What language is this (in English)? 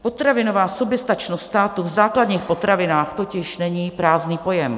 Czech